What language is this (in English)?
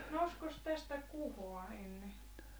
Finnish